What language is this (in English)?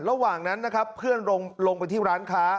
Thai